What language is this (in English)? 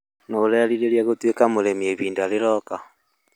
Kikuyu